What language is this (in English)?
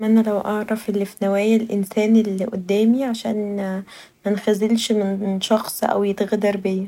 Egyptian Arabic